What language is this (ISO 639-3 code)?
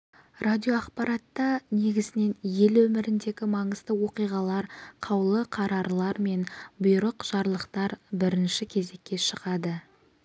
kaz